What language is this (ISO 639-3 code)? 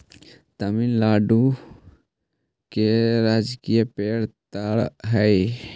mag